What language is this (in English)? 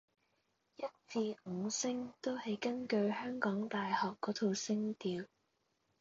Cantonese